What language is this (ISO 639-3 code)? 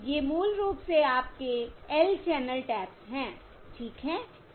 hin